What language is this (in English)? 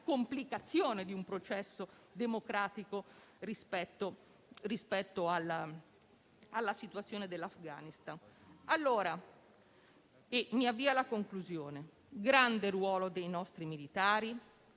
Italian